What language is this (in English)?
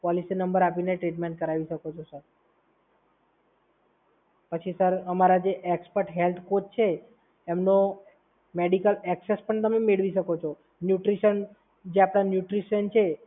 Gujarati